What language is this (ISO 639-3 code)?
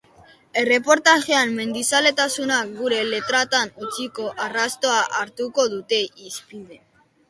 eus